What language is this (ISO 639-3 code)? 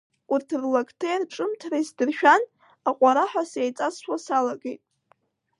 abk